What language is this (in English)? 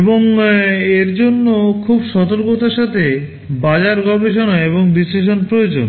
Bangla